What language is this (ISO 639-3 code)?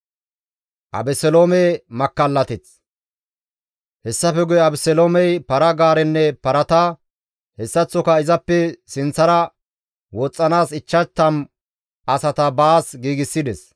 gmv